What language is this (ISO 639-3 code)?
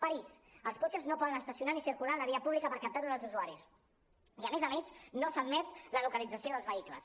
cat